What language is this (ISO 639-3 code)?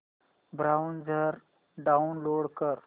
mar